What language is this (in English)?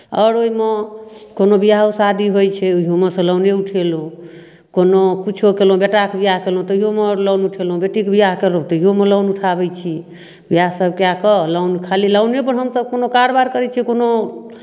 Maithili